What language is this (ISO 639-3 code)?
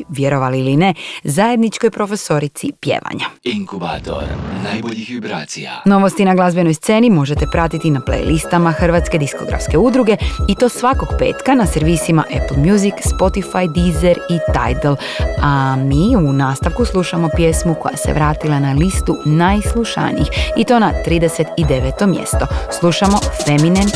hrv